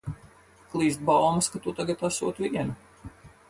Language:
Latvian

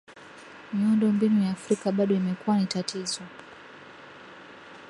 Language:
Swahili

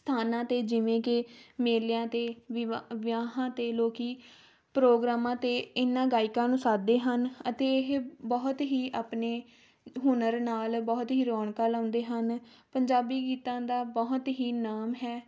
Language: Punjabi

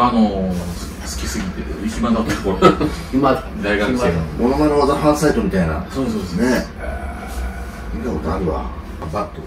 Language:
Japanese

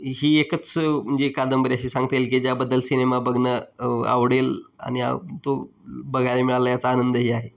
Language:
Marathi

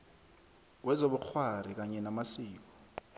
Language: South Ndebele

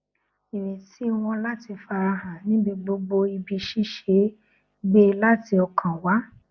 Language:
Yoruba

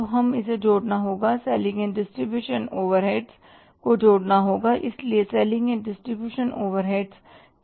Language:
Hindi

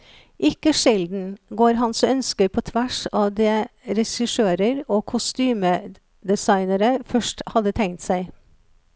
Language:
Norwegian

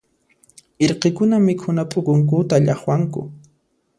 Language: Puno Quechua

